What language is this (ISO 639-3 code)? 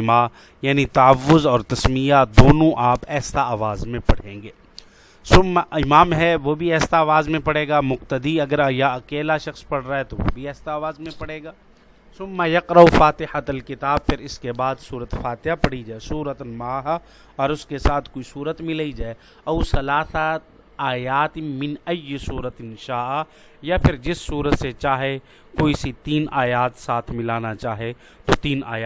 urd